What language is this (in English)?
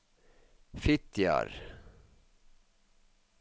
Norwegian